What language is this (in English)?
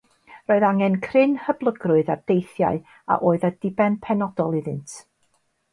Welsh